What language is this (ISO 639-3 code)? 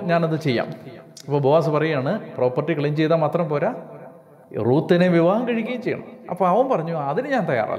mal